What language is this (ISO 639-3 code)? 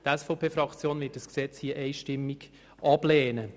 gsw